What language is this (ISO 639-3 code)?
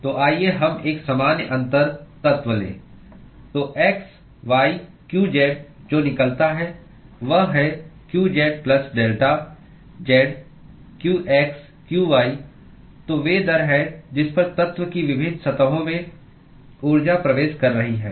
hin